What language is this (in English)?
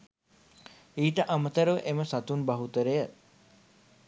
Sinhala